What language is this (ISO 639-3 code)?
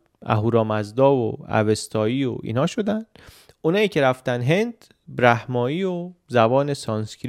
fas